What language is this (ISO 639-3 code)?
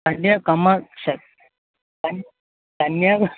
san